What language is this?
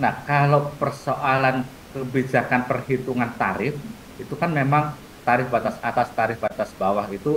Indonesian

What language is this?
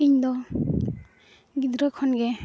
Santali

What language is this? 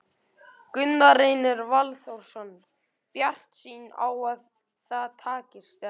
Icelandic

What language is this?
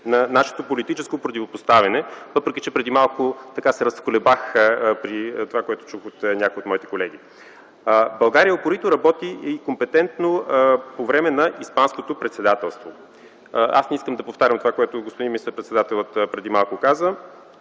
Bulgarian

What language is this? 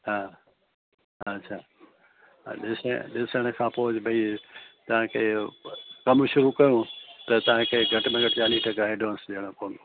Sindhi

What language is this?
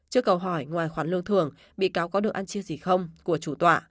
Vietnamese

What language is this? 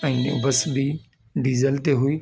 Sindhi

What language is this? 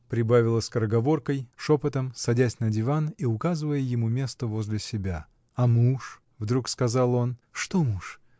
Russian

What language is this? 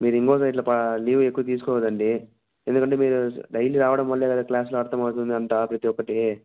Telugu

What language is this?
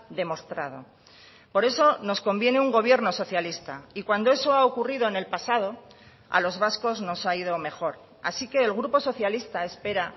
Spanish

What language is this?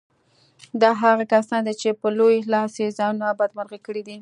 Pashto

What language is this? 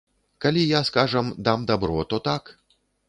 Belarusian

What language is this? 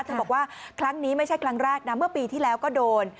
Thai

